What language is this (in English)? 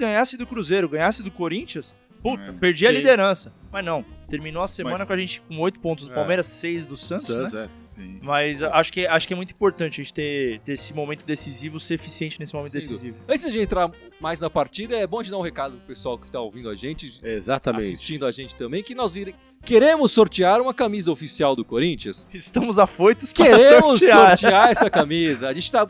Portuguese